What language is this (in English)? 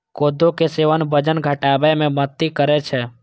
Maithili